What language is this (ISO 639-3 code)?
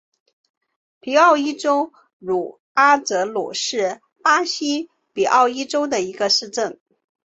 zho